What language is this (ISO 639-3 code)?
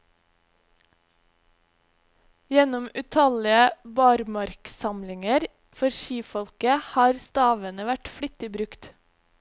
nor